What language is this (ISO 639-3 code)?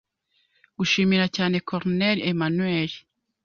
kin